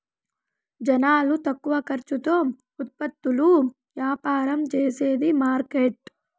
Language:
Telugu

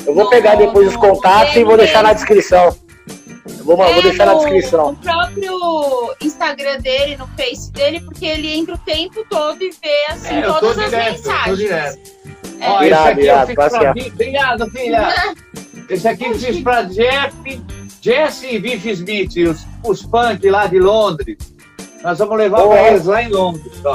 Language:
Portuguese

